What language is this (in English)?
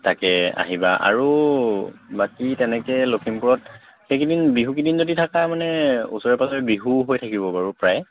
Assamese